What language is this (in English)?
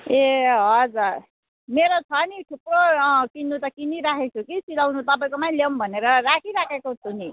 Nepali